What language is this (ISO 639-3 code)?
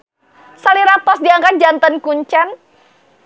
sun